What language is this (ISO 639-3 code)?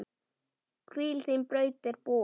isl